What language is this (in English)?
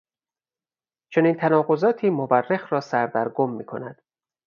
Persian